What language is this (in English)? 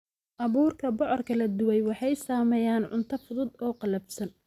Somali